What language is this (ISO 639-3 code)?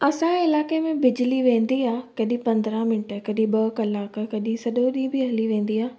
snd